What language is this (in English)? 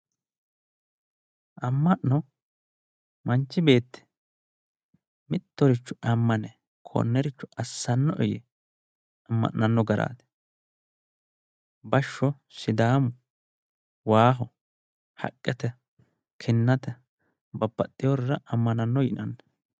Sidamo